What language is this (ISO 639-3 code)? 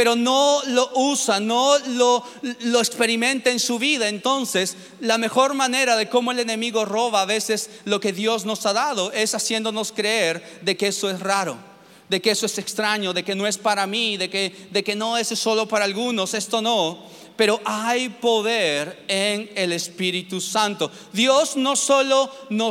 spa